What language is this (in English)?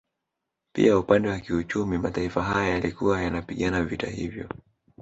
Swahili